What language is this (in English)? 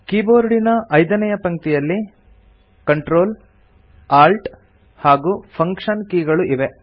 Kannada